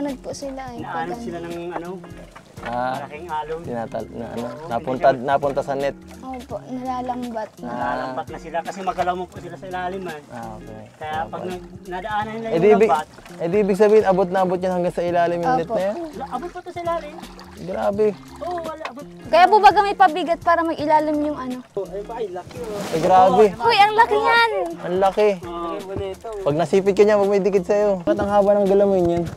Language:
Filipino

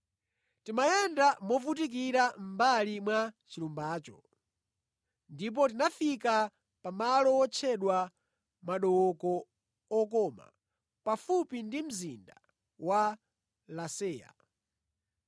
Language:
Nyanja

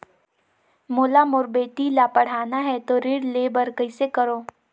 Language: Chhattisgarhi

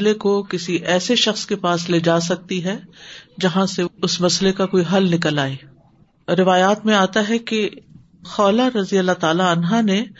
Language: Urdu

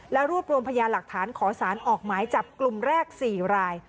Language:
Thai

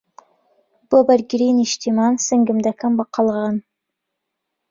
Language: Central Kurdish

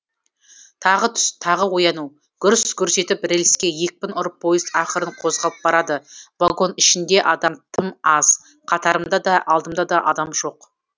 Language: Kazakh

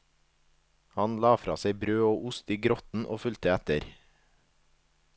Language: Norwegian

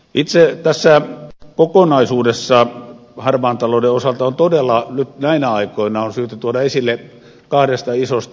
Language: Finnish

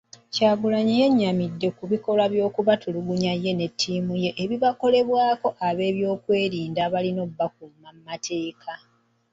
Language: Ganda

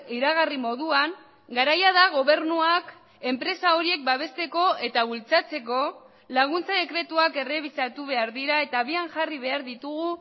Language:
Basque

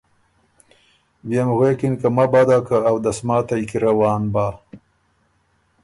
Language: Ormuri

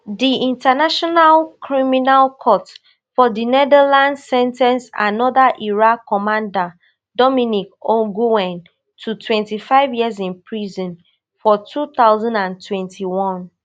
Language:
Nigerian Pidgin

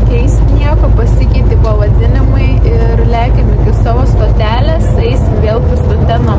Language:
Lithuanian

